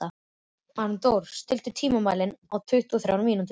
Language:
Icelandic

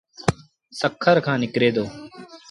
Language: Sindhi Bhil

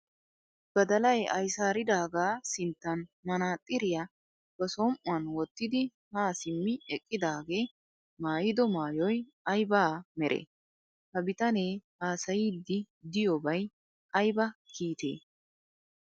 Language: Wolaytta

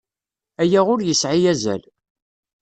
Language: Kabyle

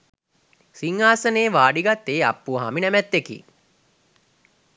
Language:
Sinhala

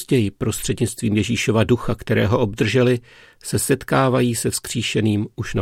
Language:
Czech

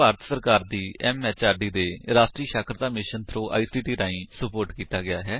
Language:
Punjabi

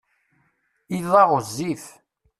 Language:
Kabyle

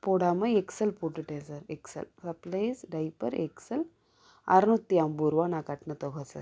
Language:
Tamil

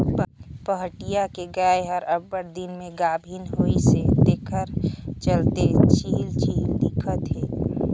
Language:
Chhattisgarhi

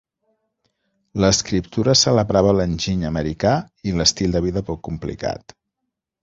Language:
Catalan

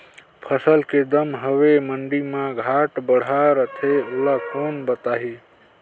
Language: Chhattisgarhi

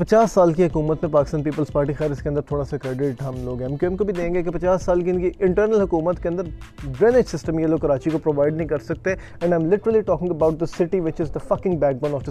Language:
Urdu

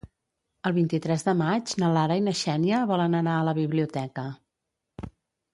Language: Catalan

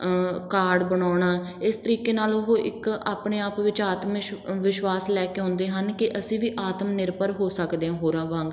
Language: Punjabi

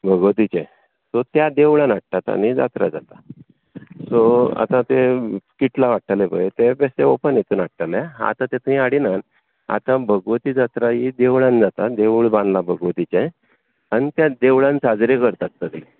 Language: Konkani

